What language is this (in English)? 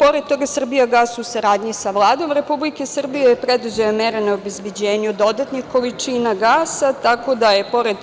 Serbian